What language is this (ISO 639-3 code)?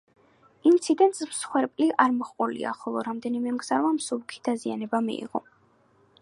kat